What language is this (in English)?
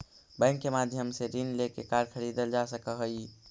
Magahi